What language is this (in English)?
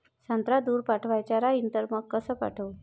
Marathi